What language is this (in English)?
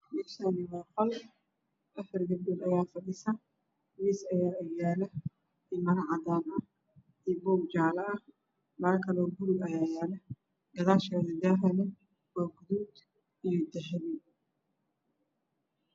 Somali